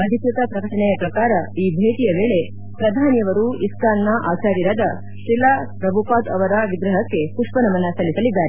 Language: Kannada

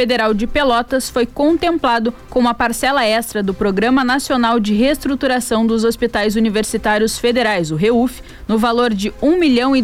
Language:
Portuguese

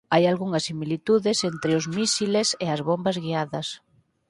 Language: Galician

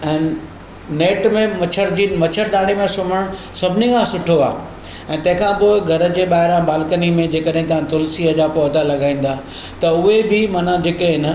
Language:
Sindhi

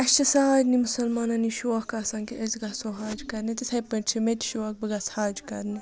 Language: Kashmiri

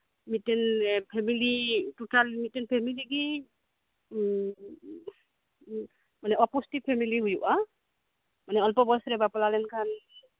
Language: Santali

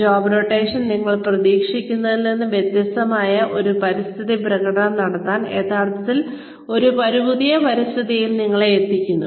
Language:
Malayalam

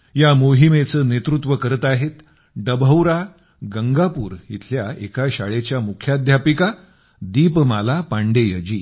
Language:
Marathi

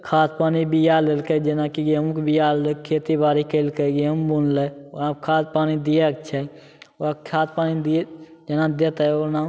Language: Maithili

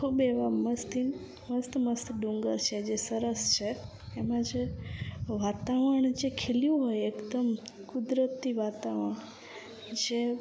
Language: Gujarati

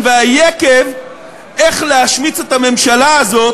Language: Hebrew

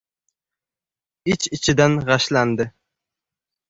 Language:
Uzbek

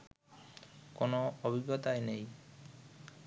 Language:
Bangla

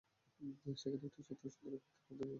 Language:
Bangla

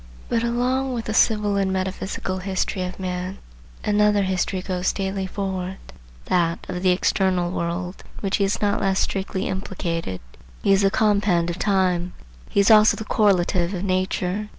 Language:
English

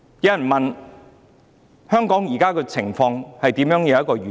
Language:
Cantonese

